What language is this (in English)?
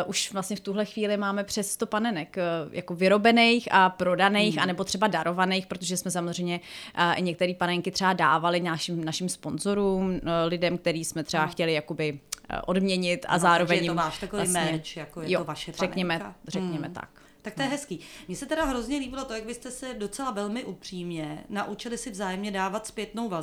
Czech